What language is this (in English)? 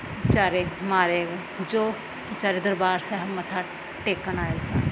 Punjabi